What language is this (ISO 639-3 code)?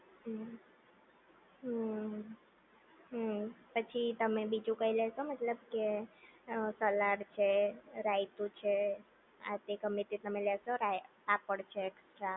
guj